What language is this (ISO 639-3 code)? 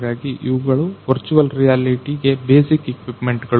kan